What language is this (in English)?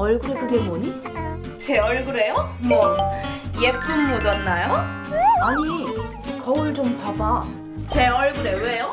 Korean